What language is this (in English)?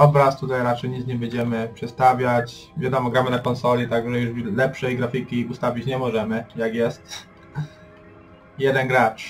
Polish